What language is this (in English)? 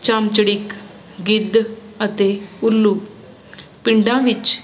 Punjabi